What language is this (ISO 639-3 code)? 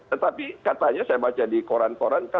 ind